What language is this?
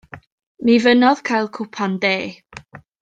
Welsh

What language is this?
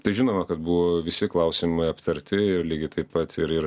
Lithuanian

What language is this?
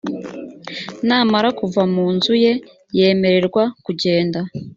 Kinyarwanda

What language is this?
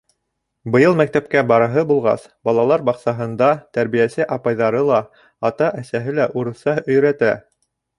Bashkir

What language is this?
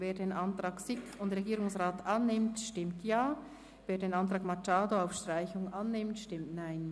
Swiss German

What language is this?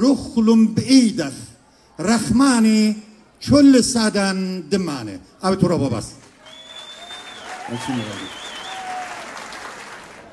Arabic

